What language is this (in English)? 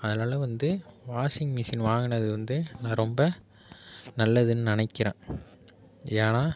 Tamil